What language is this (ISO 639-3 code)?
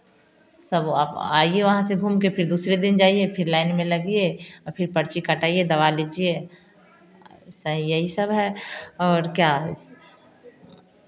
hin